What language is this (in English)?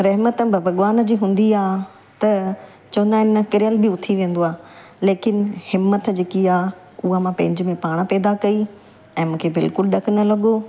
Sindhi